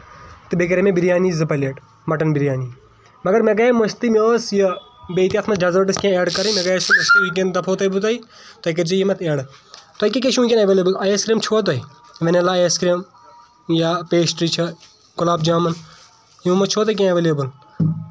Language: Kashmiri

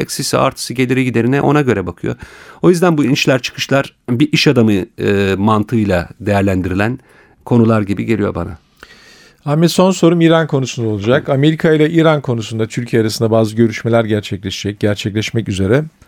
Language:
Turkish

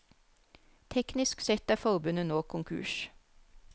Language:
Norwegian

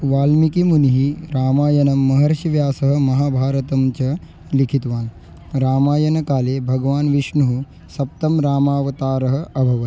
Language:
Sanskrit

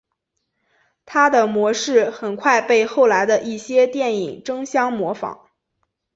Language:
Chinese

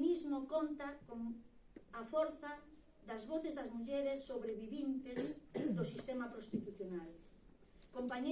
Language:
Galician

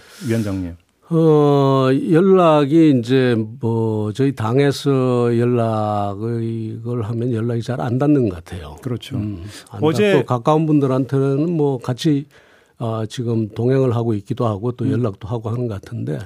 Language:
Korean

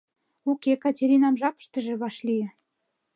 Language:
Mari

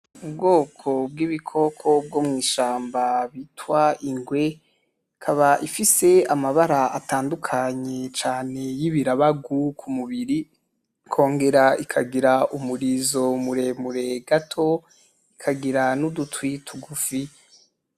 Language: Rundi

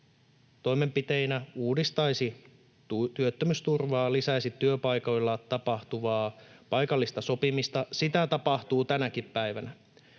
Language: Finnish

